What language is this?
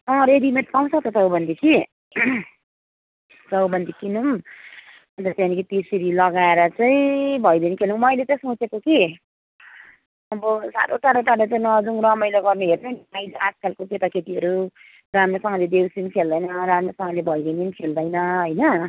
Nepali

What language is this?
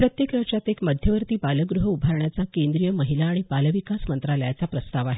Marathi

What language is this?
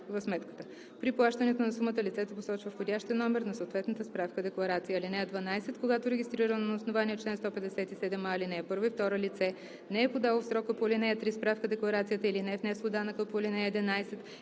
Bulgarian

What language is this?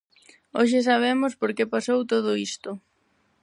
Galician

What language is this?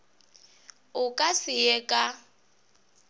Northern Sotho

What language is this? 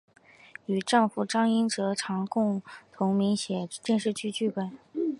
Chinese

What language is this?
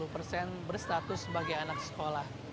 Indonesian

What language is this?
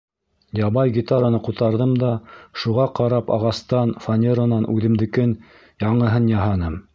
Bashkir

